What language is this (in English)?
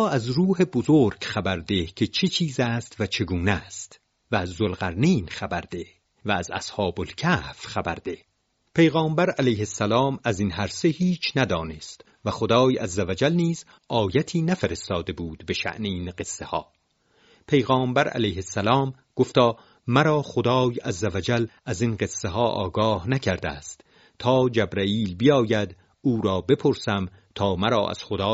Persian